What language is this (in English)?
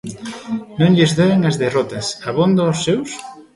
Galician